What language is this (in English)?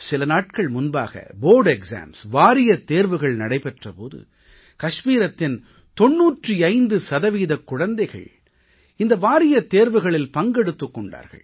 Tamil